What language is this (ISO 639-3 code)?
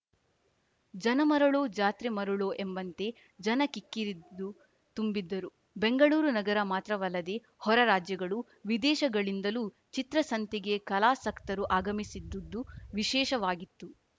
kan